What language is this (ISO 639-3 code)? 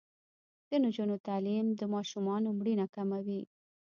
pus